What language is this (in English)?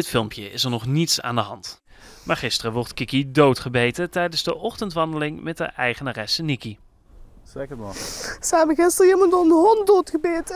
Dutch